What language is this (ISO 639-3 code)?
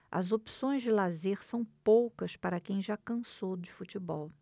por